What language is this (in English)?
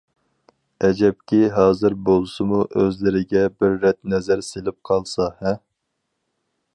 Uyghur